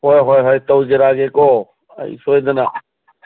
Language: Manipuri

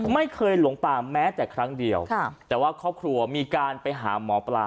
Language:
Thai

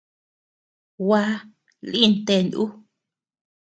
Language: Tepeuxila Cuicatec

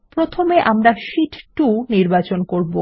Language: Bangla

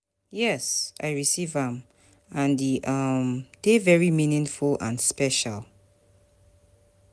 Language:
Nigerian Pidgin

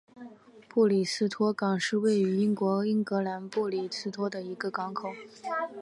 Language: Chinese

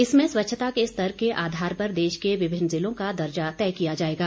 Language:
Hindi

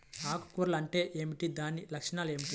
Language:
Telugu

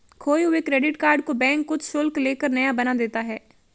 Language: Hindi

